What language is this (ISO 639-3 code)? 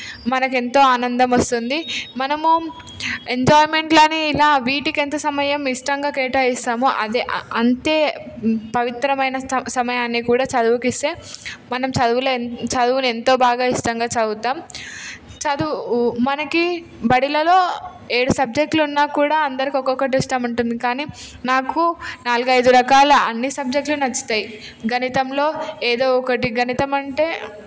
tel